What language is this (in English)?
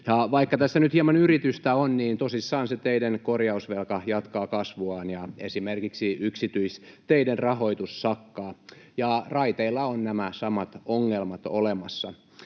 Finnish